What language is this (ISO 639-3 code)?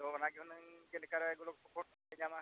sat